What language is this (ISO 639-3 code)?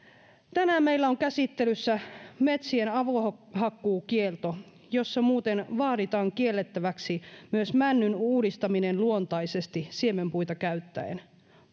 fin